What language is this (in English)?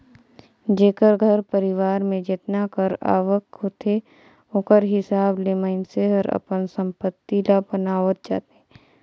Chhattisgarhi